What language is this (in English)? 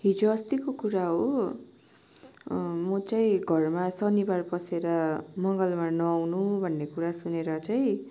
Nepali